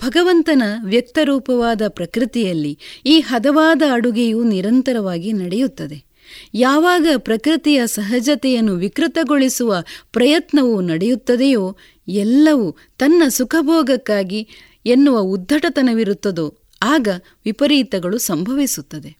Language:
Kannada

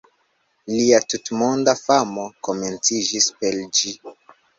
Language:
Esperanto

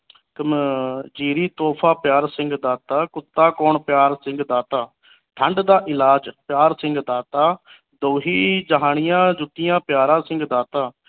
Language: Punjabi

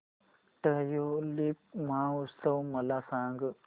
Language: Marathi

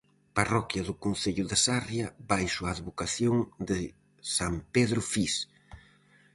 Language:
Galician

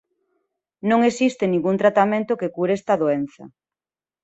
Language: Galician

